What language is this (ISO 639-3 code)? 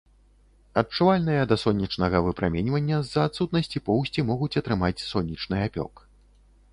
bel